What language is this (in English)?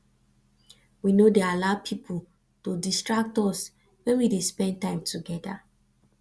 Nigerian Pidgin